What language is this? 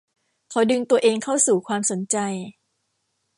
Thai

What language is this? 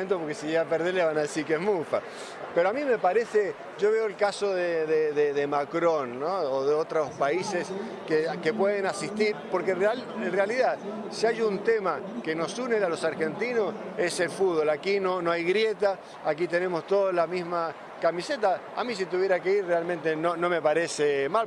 Spanish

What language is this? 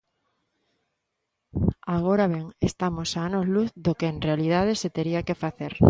Galician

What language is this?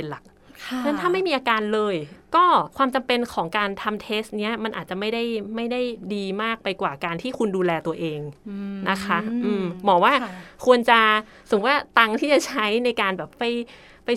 Thai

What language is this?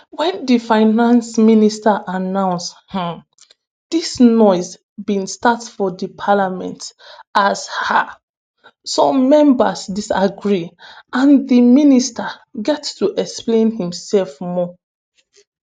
Nigerian Pidgin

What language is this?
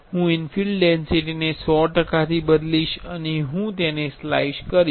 Gujarati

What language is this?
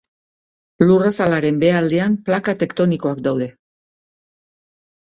Basque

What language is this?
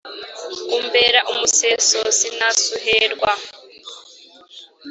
Kinyarwanda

